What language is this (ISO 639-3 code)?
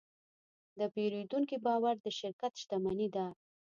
pus